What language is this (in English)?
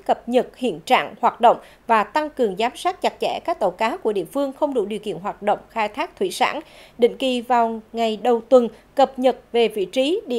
Vietnamese